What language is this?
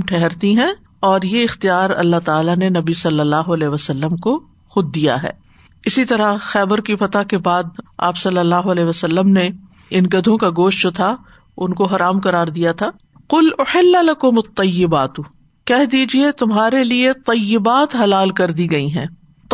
Urdu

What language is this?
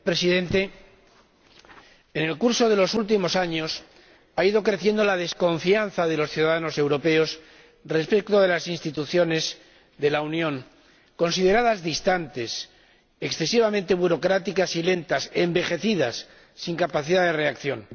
Spanish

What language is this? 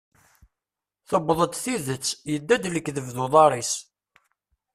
Kabyle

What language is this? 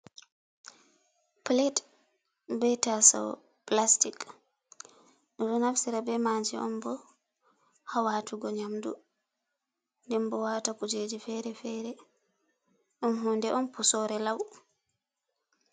Fula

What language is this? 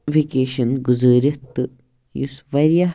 Kashmiri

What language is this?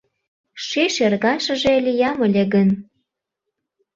Mari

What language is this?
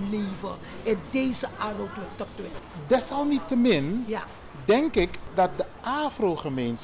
Dutch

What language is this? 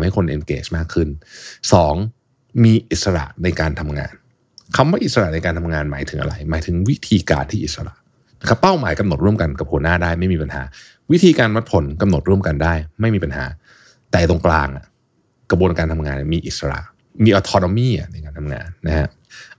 Thai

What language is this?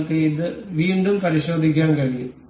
Malayalam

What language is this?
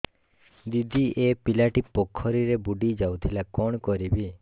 Odia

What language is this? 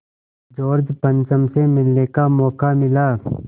Hindi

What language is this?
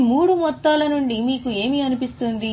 Telugu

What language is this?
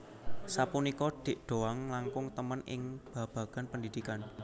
Javanese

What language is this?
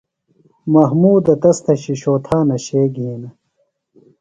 Phalura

